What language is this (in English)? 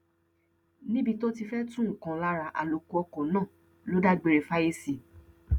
Yoruba